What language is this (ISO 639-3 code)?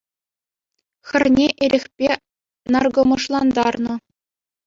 chv